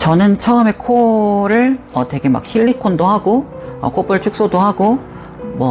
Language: Korean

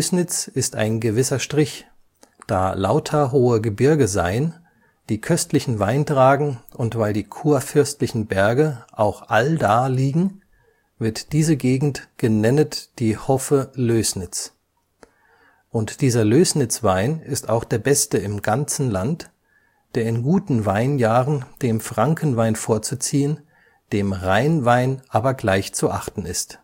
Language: German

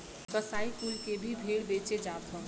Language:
Bhojpuri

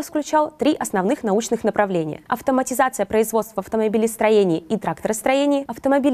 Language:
Russian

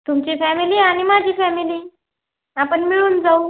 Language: Marathi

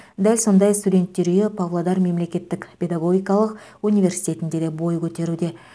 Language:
Kazakh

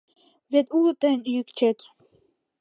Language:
Mari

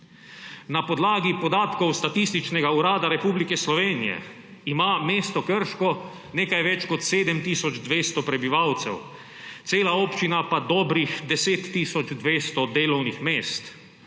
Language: Slovenian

